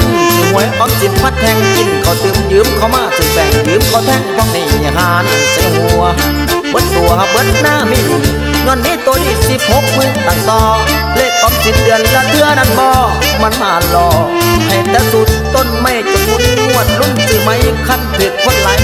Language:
Thai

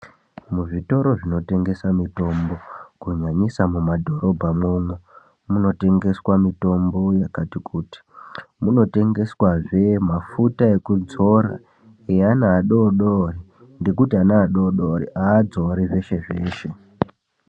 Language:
Ndau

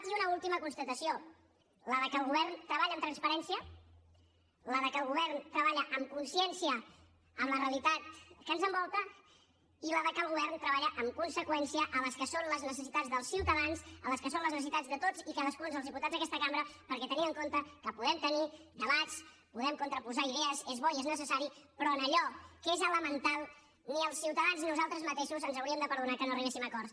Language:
Catalan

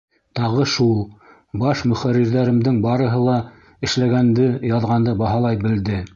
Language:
Bashkir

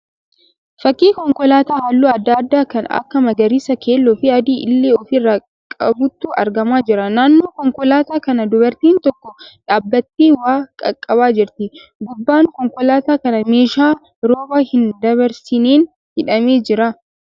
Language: Oromo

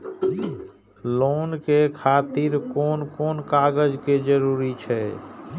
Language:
Maithili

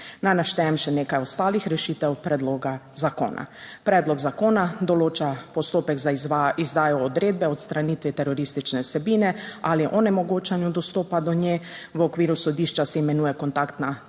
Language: Slovenian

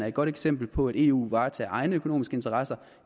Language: Danish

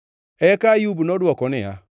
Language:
Luo (Kenya and Tanzania)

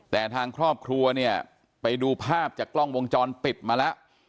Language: Thai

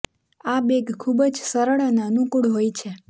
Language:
Gujarati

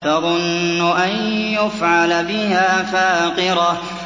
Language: Arabic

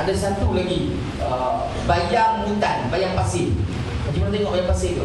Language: Malay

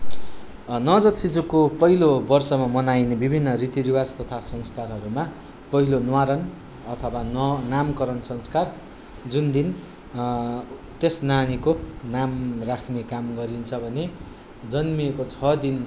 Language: Nepali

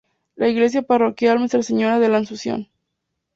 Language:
Spanish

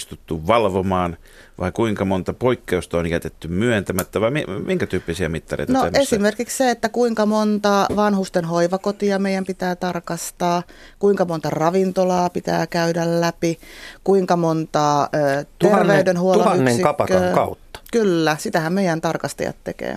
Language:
Finnish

